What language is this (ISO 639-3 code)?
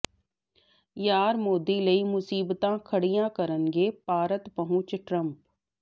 pan